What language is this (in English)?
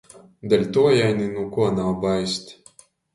Latgalian